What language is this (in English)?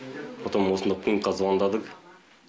Kazakh